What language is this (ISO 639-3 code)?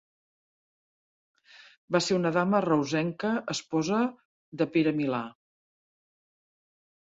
cat